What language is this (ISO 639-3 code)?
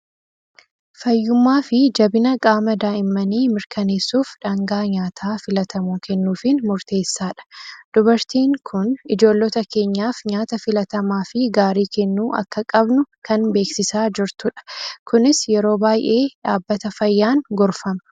orm